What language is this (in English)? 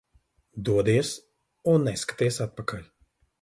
Latvian